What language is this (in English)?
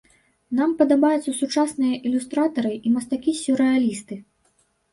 Belarusian